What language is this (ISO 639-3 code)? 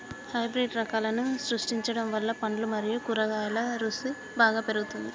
tel